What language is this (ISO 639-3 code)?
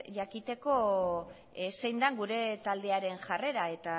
eus